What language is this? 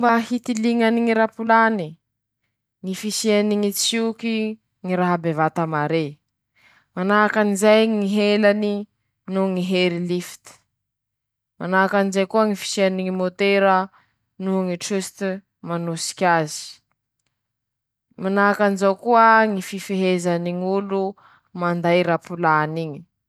Masikoro Malagasy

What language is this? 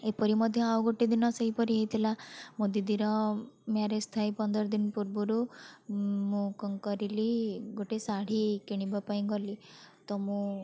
Odia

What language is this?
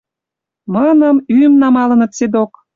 Western Mari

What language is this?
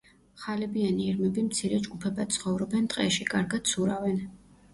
Georgian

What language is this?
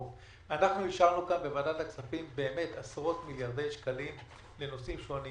Hebrew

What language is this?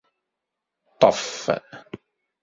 Kabyle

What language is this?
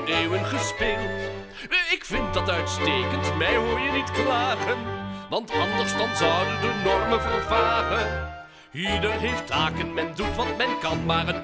Dutch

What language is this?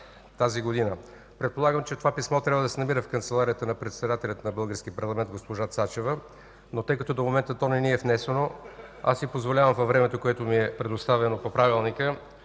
Bulgarian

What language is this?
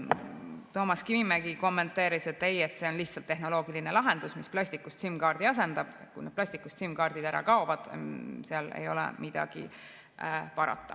Estonian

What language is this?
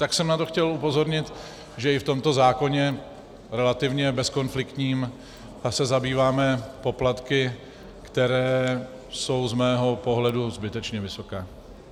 Czech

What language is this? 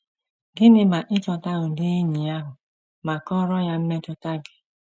Igbo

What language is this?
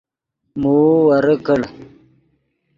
Yidgha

